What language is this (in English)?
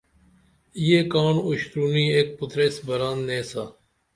Dameli